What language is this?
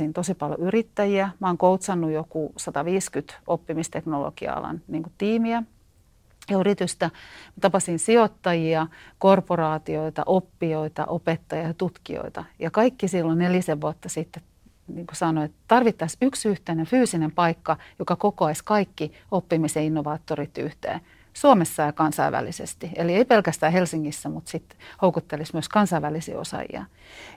Finnish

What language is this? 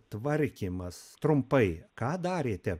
Lithuanian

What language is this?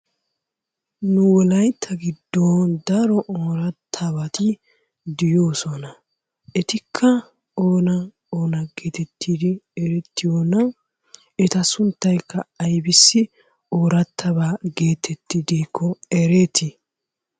Wolaytta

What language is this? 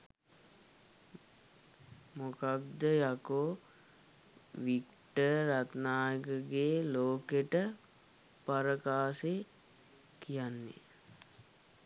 Sinhala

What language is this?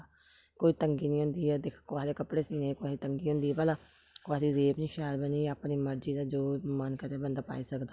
Dogri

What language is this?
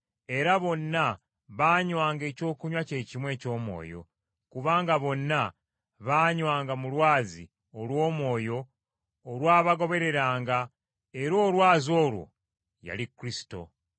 Ganda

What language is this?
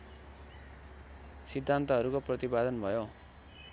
Nepali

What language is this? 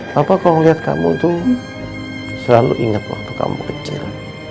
Indonesian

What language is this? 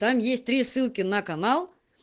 Russian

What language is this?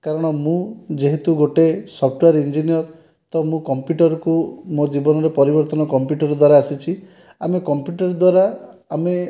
Odia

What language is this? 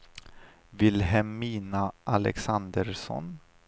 Swedish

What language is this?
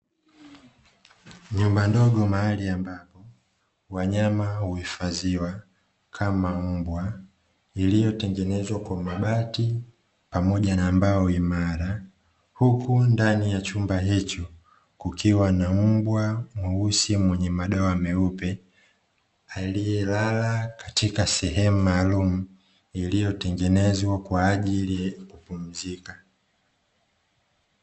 Swahili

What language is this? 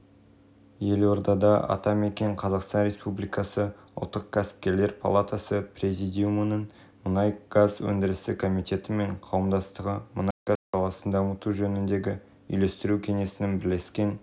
Kazakh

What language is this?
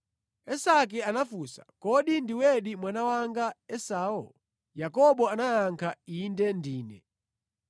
Nyanja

